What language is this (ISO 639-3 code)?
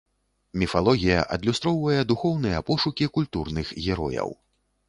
bel